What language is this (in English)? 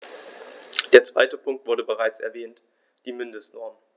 German